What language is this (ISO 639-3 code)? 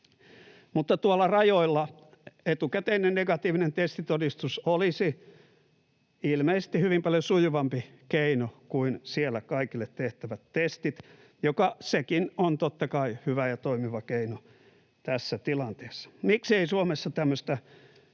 fin